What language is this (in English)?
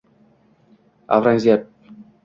Uzbek